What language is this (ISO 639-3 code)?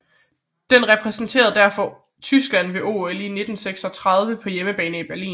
dan